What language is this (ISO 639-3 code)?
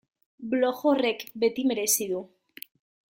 eus